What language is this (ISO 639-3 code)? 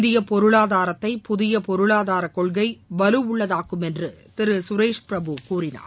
tam